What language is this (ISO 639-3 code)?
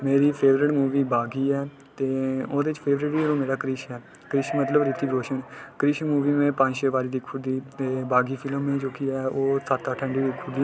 doi